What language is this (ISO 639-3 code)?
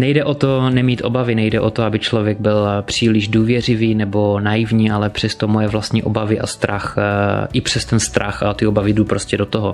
ces